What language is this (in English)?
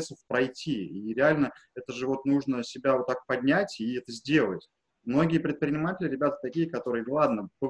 Russian